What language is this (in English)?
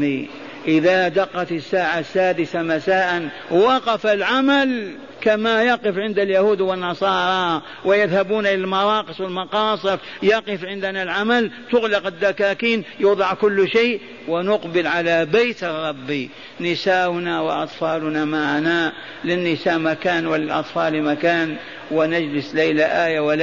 Arabic